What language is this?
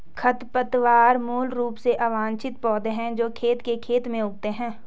Hindi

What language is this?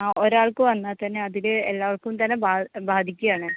Malayalam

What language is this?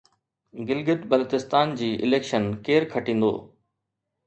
Sindhi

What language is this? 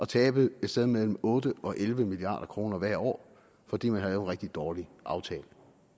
Danish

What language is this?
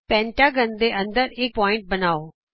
Punjabi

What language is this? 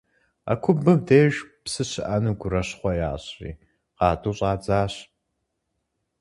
Kabardian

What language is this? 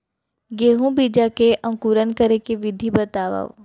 Chhattisgarhi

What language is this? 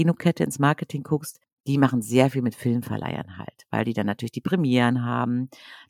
German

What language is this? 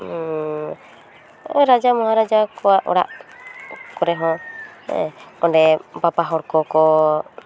Santali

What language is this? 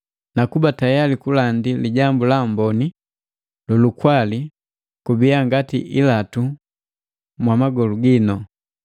Matengo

